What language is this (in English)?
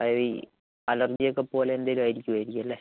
Malayalam